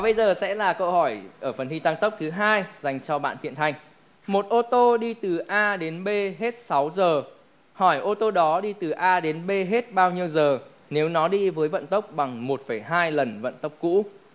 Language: Vietnamese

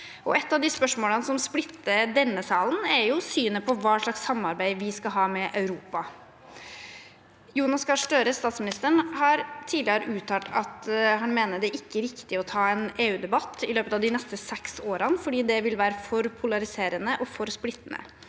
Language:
Norwegian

